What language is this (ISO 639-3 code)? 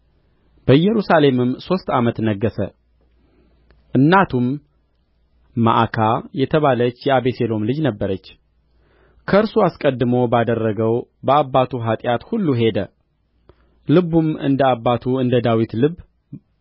amh